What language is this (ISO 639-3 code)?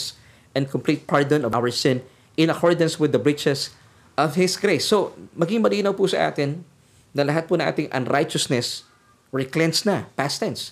fil